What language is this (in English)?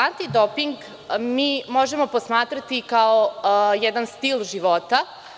Serbian